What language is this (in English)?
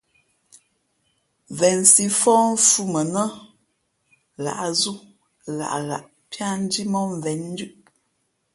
Fe'fe'